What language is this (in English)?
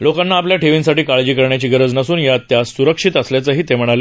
Marathi